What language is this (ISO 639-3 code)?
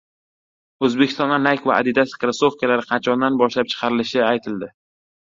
uzb